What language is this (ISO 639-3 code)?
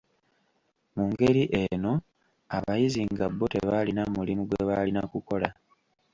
lug